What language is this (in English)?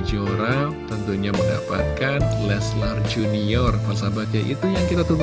Indonesian